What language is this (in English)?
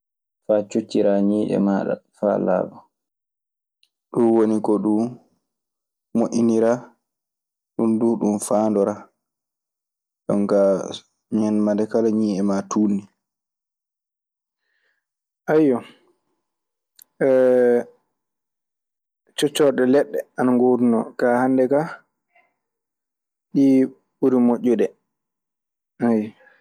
Maasina Fulfulde